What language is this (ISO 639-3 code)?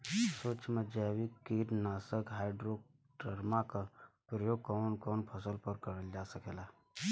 bho